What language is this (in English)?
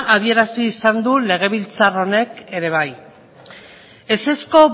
Basque